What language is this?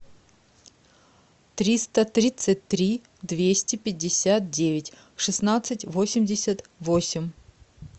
Russian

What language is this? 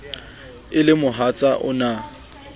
Southern Sotho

